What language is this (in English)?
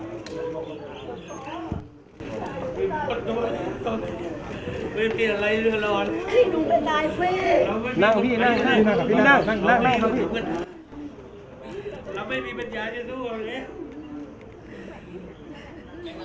Thai